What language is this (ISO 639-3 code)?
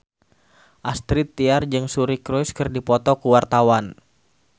sun